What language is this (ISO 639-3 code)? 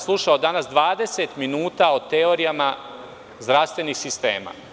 srp